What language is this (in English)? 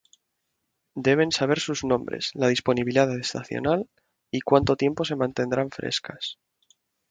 Spanish